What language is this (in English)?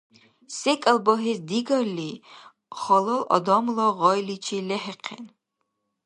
Dargwa